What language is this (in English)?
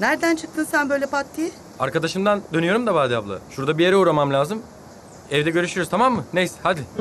Turkish